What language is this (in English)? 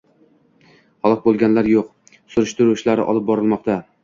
Uzbek